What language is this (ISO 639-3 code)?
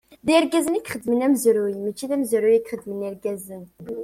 kab